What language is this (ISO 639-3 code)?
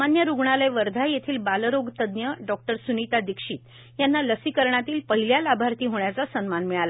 mar